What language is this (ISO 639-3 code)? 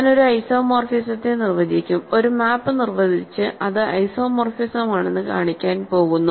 mal